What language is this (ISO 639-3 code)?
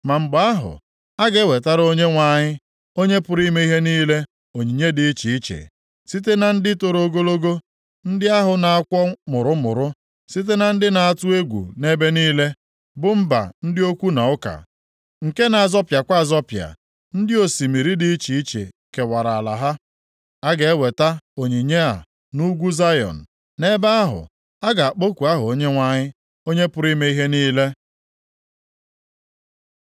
ibo